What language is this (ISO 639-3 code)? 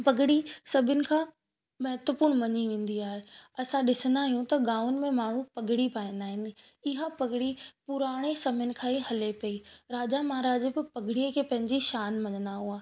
snd